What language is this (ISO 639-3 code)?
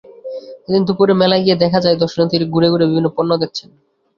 ben